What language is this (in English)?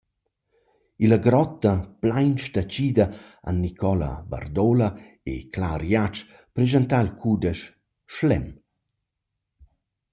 Romansh